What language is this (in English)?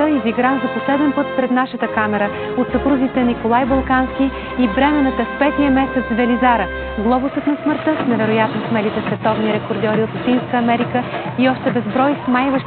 Bulgarian